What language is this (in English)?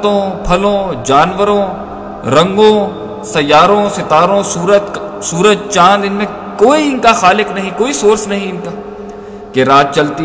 Urdu